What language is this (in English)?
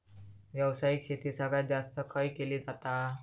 Marathi